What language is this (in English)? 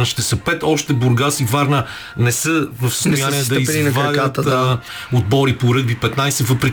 Bulgarian